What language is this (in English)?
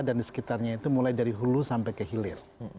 Indonesian